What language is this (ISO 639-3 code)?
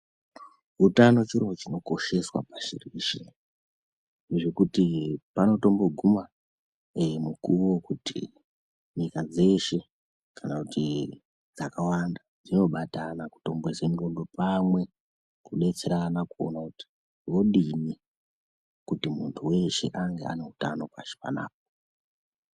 ndc